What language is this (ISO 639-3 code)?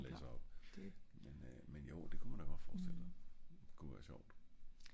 dan